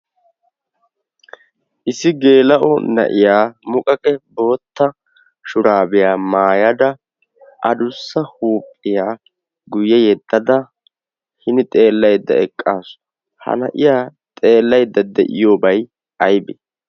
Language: Wolaytta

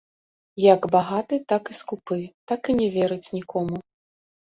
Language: Belarusian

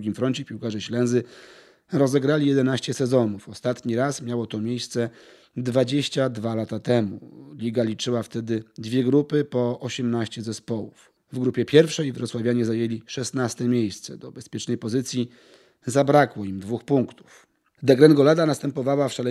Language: Polish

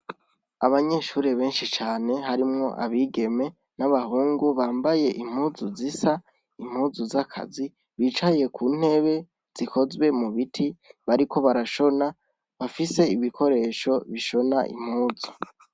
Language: Rundi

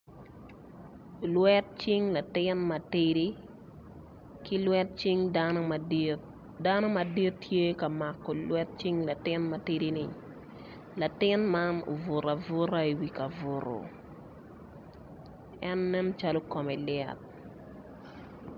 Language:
Acoli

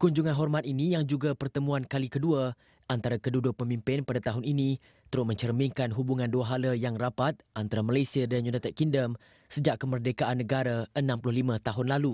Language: Malay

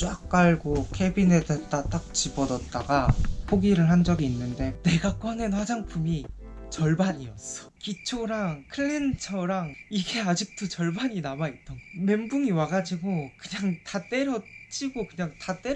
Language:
Korean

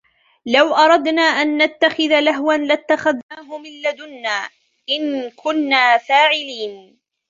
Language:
Arabic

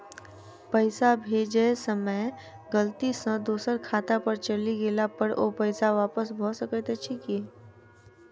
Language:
Maithili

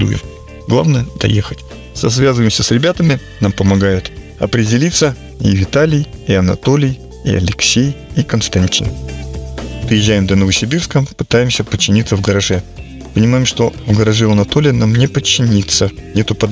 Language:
Russian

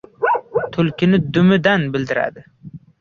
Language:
Uzbek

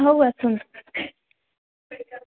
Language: Odia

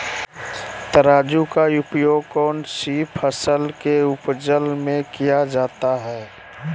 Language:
Magahi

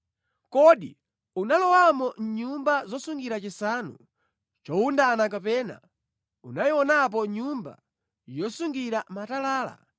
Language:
Nyanja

